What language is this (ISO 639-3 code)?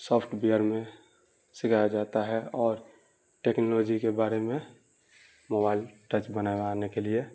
urd